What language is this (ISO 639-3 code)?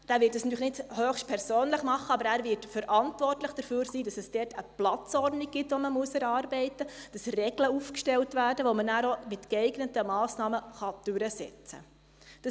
gsw